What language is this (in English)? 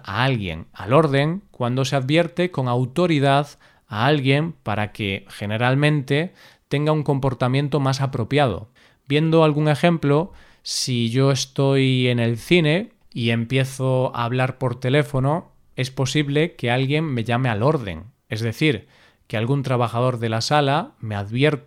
Spanish